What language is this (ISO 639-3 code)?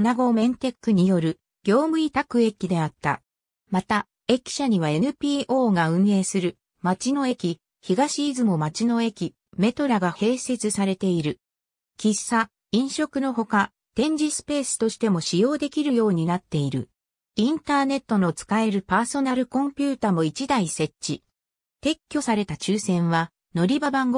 jpn